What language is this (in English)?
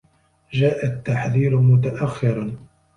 Arabic